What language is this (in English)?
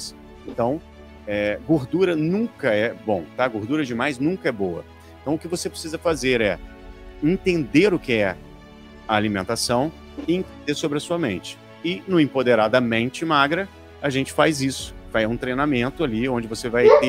Portuguese